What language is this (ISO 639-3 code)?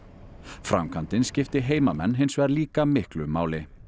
isl